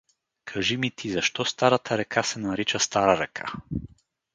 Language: Bulgarian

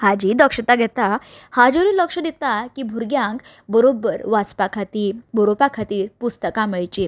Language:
Konkani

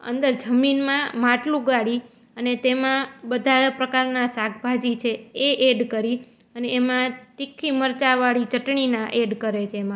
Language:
Gujarati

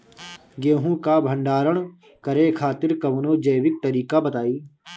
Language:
Bhojpuri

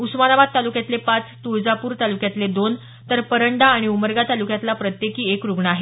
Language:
Marathi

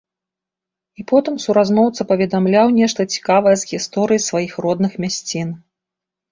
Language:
Belarusian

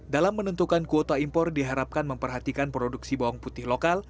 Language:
Indonesian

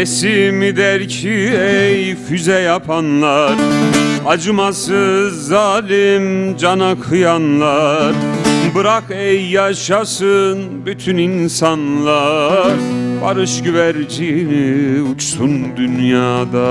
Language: Turkish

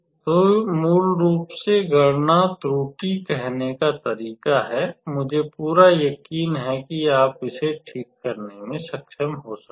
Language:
Hindi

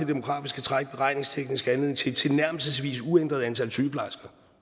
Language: Danish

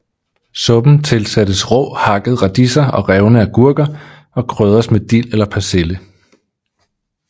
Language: Danish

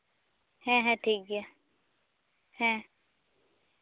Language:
Santali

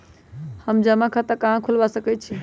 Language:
Magahi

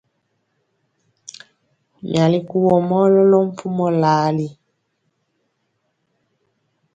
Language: Mpiemo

